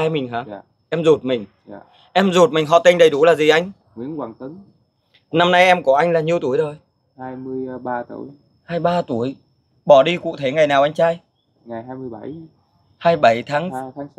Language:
Vietnamese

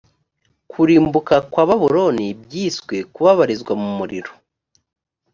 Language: Kinyarwanda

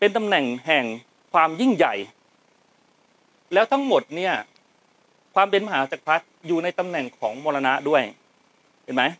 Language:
Thai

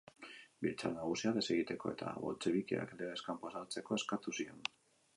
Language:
Basque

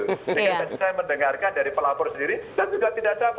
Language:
Indonesian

